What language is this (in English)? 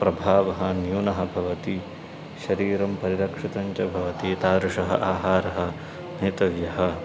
Sanskrit